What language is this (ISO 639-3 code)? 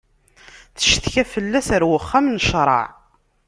kab